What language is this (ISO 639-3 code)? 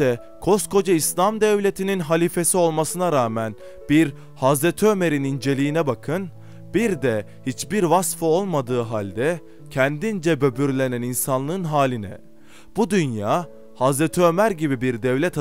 tur